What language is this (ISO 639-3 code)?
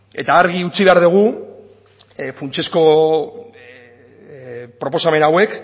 eus